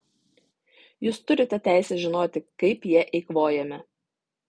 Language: Lithuanian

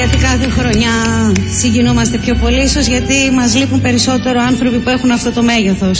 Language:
Greek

